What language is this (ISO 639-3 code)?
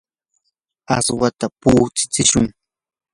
qur